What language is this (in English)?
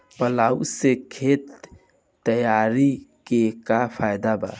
Bhojpuri